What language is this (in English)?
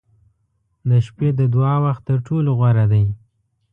Pashto